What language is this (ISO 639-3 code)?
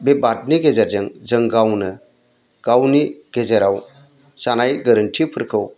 brx